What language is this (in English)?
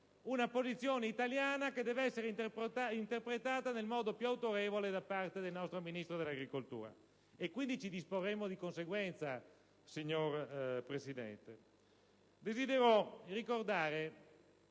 Italian